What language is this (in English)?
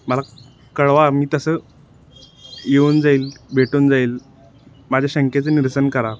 Marathi